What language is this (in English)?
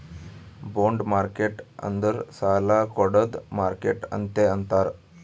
Kannada